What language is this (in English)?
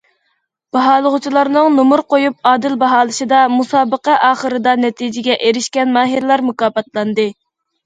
Uyghur